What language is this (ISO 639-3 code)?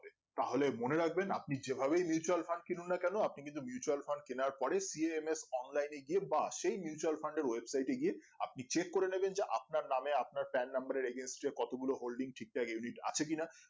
ben